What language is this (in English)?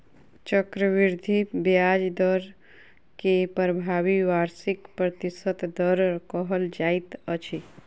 Maithili